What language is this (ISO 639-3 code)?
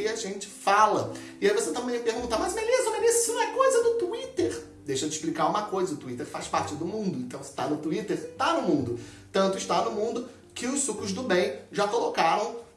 por